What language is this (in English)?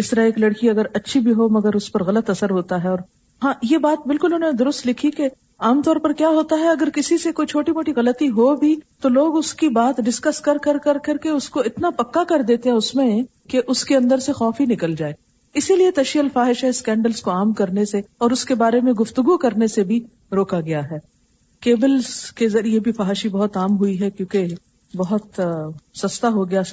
Urdu